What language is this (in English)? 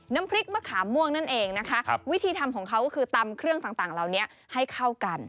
Thai